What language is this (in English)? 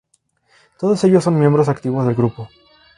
Spanish